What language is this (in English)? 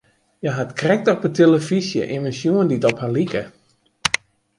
Western Frisian